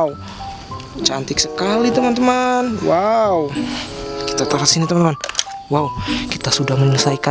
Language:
Indonesian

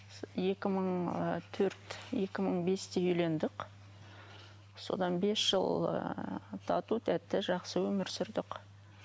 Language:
Kazakh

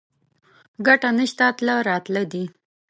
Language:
Pashto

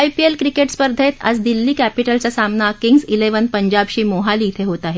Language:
Marathi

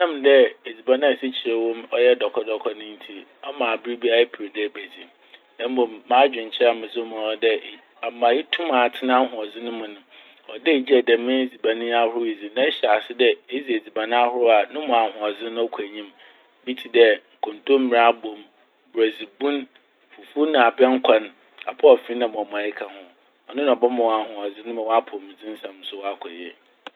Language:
Akan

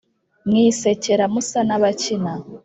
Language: Kinyarwanda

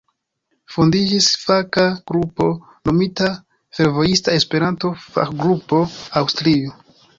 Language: Esperanto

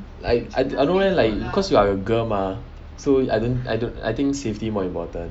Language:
English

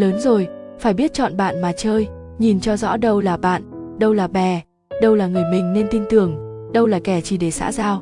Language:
Vietnamese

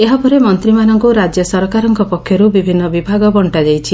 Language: Odia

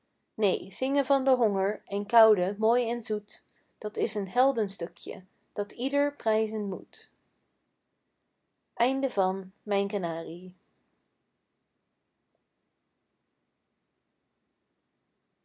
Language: Dutch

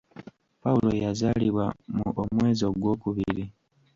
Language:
Ganda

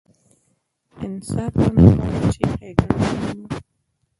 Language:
Pashto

